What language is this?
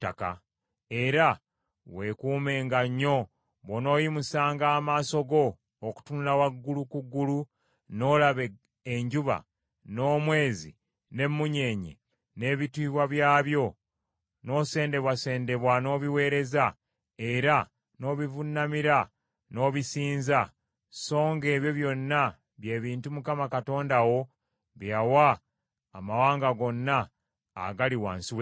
Ganda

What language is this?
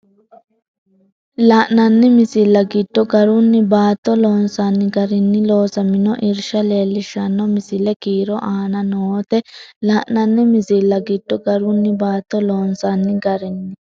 Sidamo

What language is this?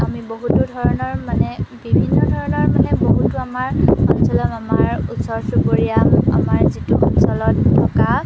Assamese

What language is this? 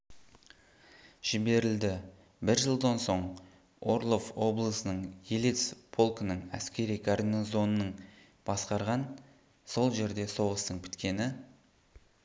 Kazakh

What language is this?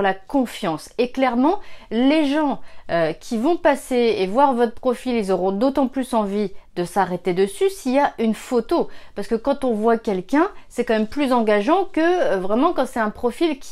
French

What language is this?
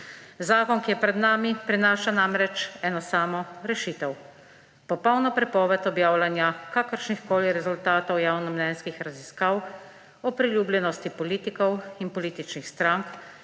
Slovenian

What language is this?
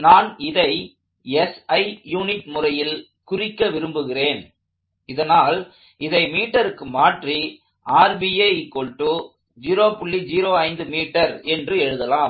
Tamil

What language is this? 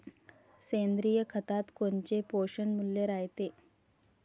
Marathi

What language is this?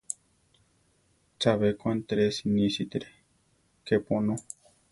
Central Tarahumara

